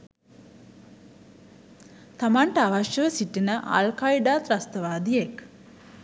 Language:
Sinhala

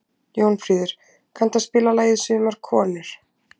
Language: Icelandic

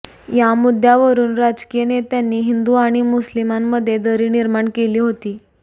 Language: Marathi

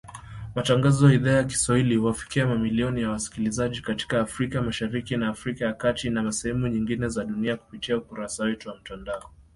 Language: Swahili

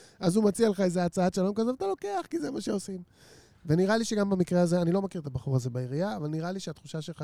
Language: Hebrew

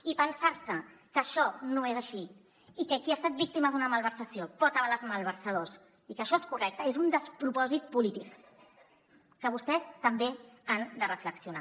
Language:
Catalan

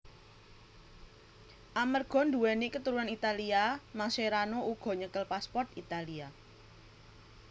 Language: Javanese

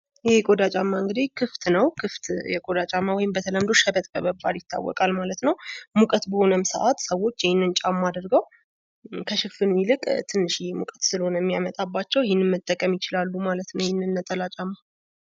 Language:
Amharic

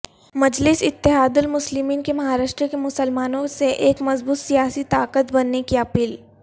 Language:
Urdu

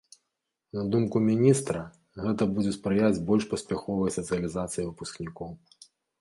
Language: Belarusian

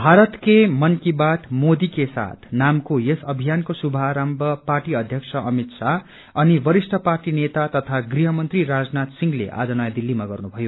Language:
Nepali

